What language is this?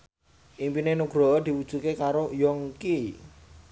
Javanese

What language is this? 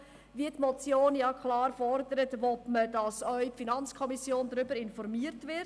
Swiss German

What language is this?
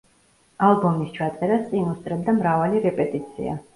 Georgian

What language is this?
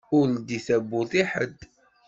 Kabyle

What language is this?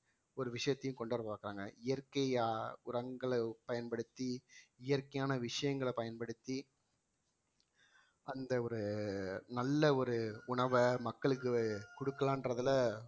Tamil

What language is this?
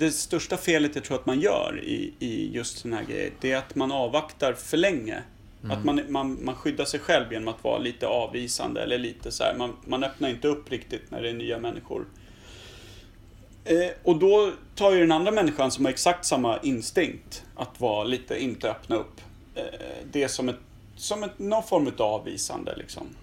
Swedish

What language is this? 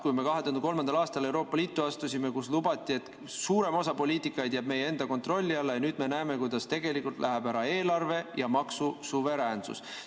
Estonian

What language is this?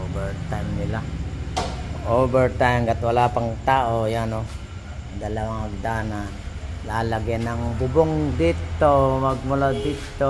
Filipino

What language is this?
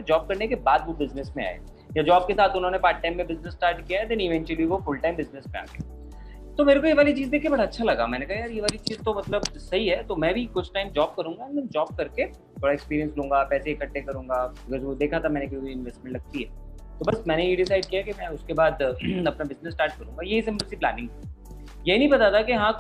Hindi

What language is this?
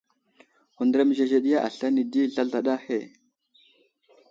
Wuzlam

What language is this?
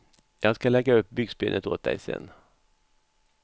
Swedish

